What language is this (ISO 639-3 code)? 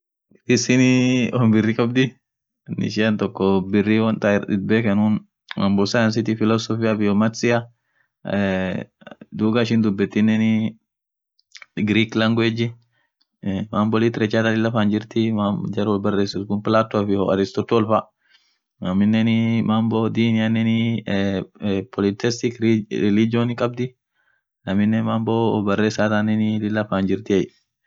orc